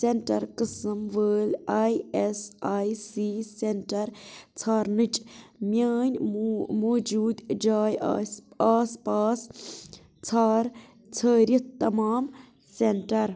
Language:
Kashmiri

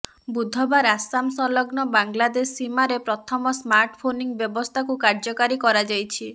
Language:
Odia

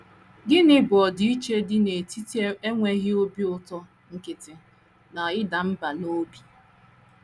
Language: Igbo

